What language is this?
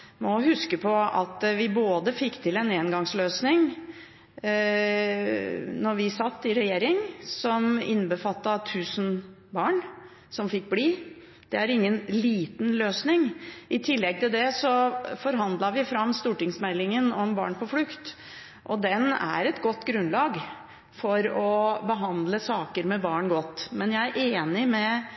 Norwegian Bokmål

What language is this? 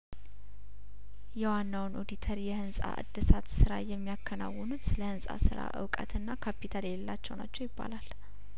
Amharic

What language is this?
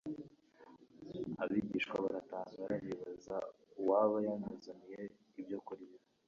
Kinyarwanda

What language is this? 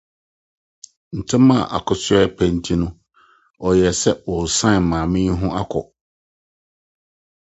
Akan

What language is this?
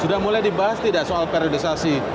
Indonesian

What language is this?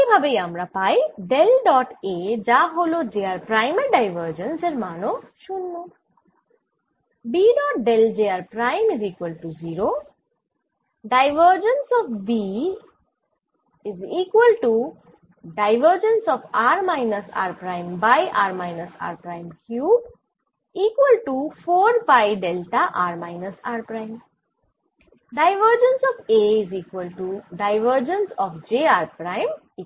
Bangla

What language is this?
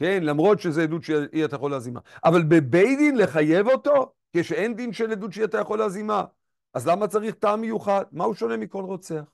Hebrew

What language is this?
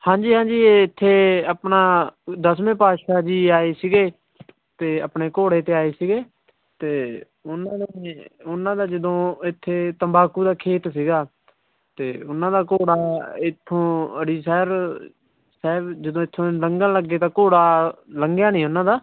Punjabi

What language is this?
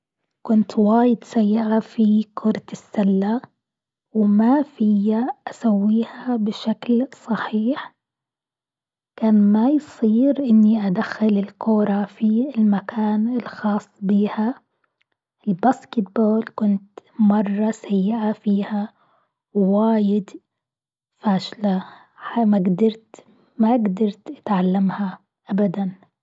Gulf Arabic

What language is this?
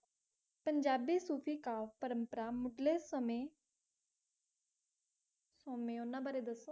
Punjabi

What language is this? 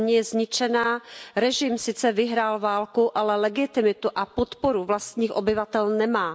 Czech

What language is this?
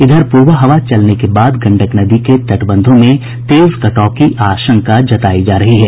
Hindi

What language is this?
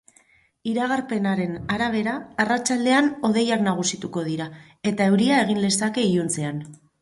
Basque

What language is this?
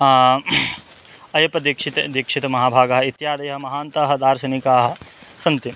Sanskrit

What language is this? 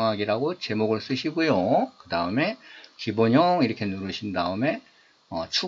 Korean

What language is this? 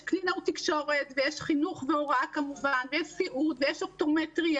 Hebrew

